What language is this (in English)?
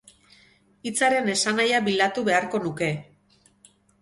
Basque